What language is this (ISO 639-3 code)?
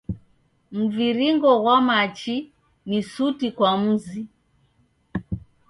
dav